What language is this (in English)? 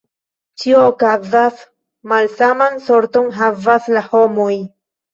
Esperanto